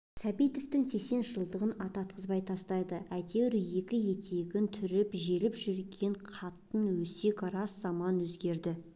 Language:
Kazakh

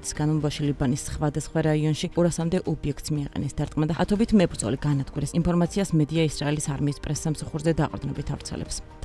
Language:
Romanian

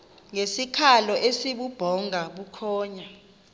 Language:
Xhosa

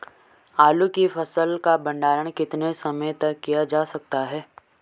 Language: Hindi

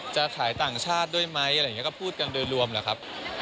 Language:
Thai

